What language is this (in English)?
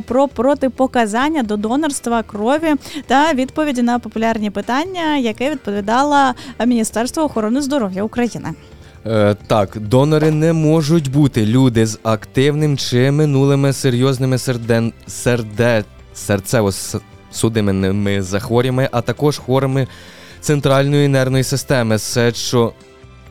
Ukrainian